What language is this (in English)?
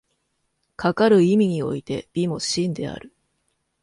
Japanese